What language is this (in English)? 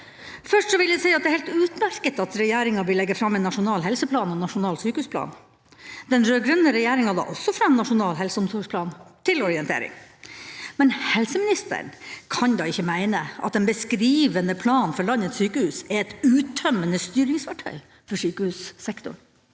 Norwegian